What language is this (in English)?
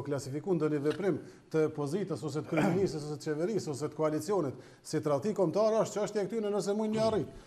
Romanian